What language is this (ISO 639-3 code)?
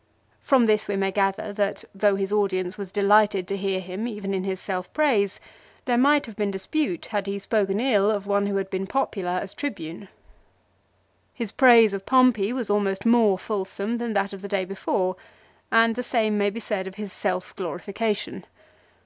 eng